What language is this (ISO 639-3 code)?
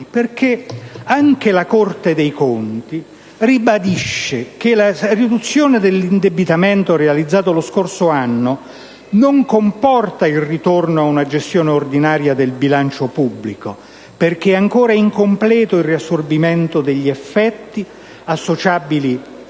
ita